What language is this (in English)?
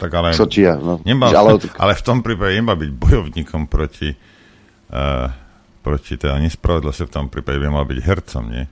Slovak